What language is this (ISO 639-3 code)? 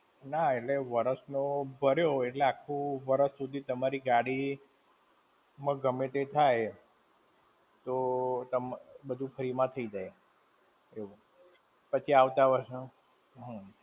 guj